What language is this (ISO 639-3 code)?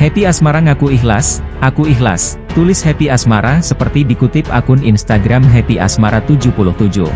ind